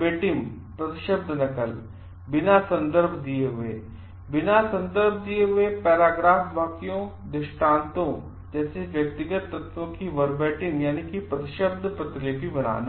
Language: Hindi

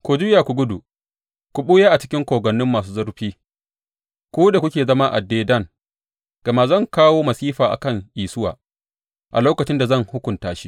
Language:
Hausa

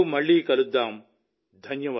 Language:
Telugu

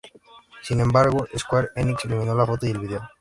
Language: Spanish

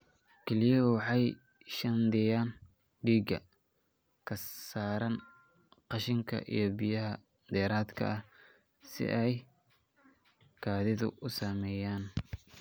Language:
Somali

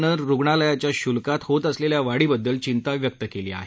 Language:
Marathi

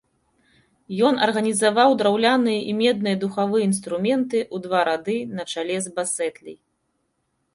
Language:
Belarusian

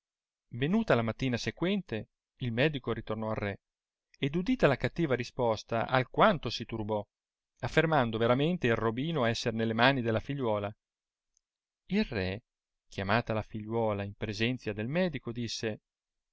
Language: Italian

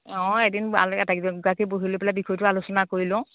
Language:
Assamese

